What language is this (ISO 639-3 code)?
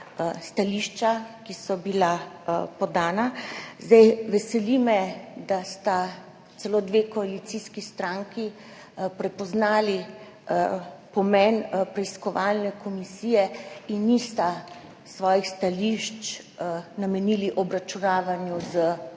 slv